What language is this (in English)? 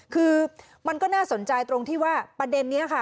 Thai